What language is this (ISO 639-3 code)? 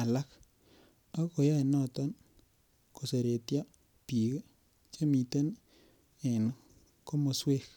kln